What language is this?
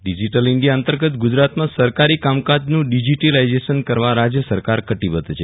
Gujarati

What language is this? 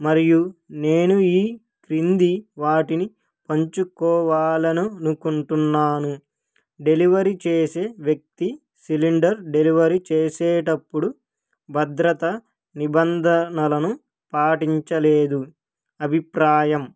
Telugu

